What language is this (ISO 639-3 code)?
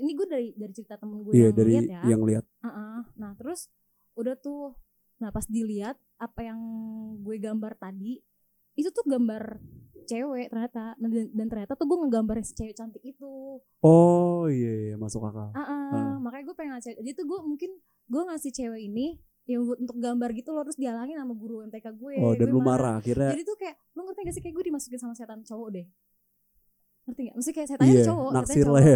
ind